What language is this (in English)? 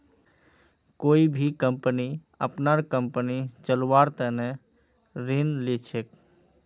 Magahi